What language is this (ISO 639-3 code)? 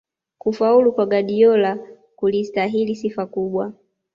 swa